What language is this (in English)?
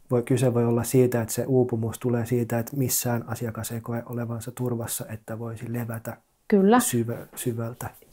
Finnish